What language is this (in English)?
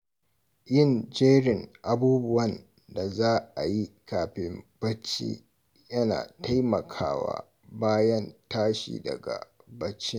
Hausa